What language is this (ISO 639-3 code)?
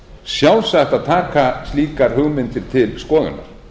isl